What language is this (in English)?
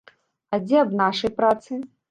Belarusian